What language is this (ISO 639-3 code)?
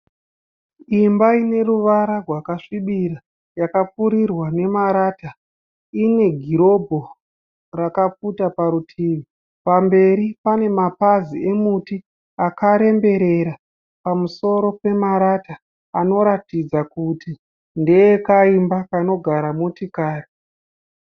sna